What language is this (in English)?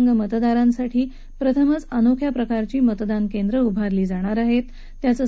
Marathi